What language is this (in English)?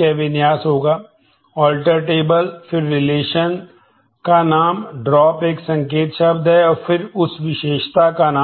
Hindi